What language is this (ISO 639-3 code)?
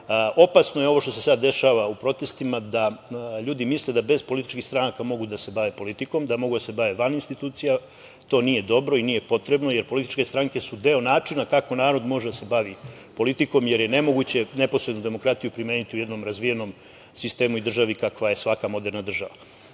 srp